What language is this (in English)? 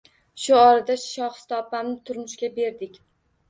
Uzbek